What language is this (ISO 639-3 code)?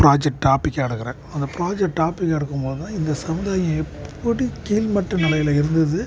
tam